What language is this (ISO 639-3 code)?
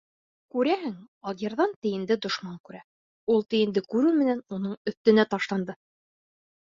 bak